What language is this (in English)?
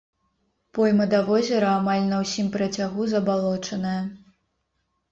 Belarusian